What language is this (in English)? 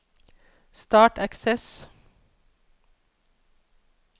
Norwegian